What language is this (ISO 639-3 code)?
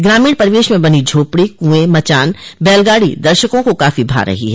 hin